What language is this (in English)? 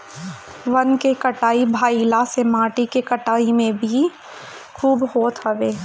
Bhojpuri